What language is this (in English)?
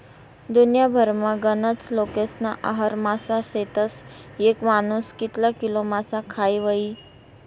Marathi